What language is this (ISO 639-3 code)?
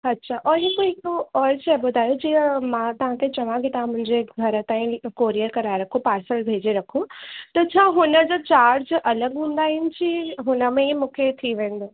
snd